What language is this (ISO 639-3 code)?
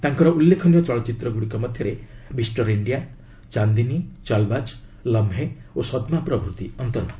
ori